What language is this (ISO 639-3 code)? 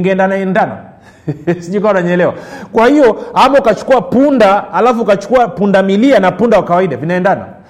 swa